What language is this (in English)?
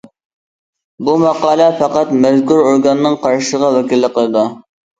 Uyghur